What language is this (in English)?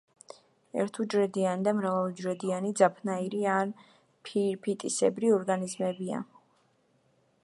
Georgian